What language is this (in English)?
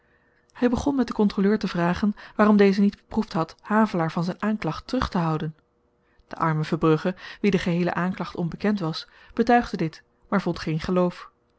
Dutch